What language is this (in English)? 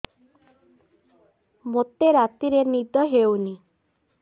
Odia